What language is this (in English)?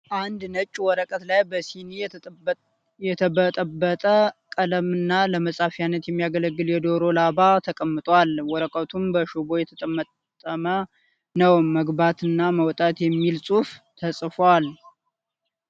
Amharic